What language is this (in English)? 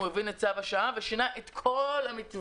Hebrew